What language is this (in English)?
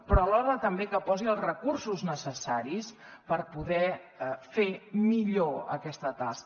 Catalan